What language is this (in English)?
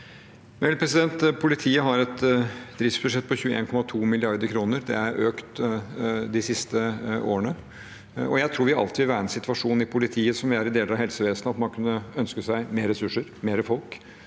Norwegian